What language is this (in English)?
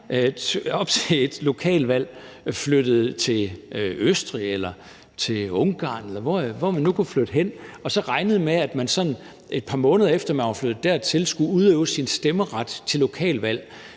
Danish